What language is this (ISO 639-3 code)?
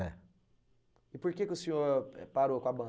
por